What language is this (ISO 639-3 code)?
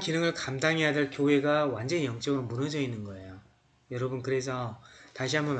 kor